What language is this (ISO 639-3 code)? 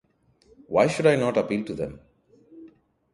eng